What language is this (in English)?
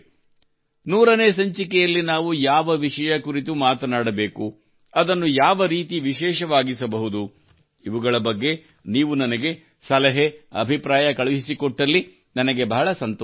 Kannada